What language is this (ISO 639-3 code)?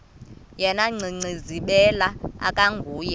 xho